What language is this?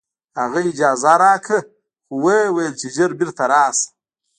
Pashto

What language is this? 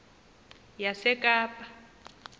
Xhosa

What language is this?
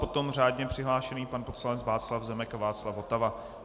Czech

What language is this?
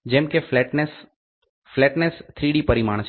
Gujarati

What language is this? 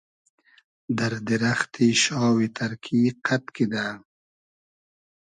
Hazaragi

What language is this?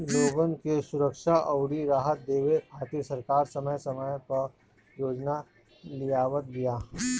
Bhojpuri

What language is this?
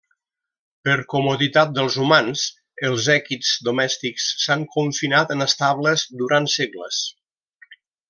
Catalan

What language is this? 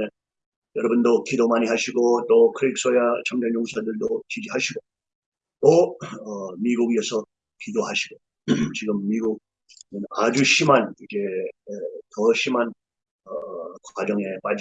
Korean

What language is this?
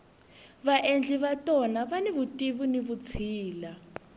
Tsonga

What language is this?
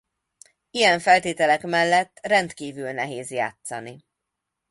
Hungarian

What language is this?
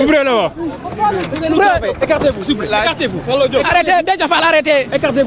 French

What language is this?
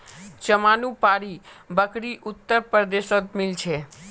Magahi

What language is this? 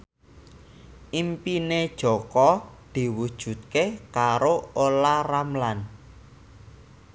Javanese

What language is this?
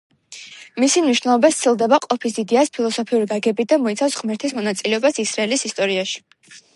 Georgian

